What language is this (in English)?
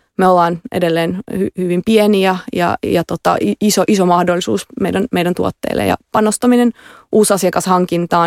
Finnish